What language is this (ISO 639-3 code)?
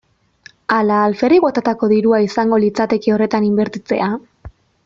eus